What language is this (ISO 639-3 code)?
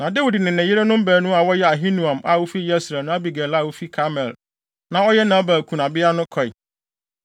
aka